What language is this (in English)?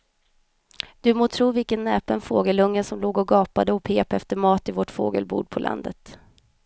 Swedish